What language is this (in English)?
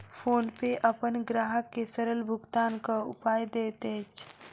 Maithili